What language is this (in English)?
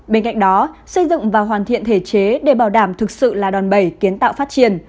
Vietnamese